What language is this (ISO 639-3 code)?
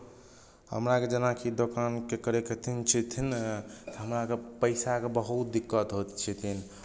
mai